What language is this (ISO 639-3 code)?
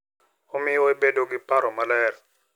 luo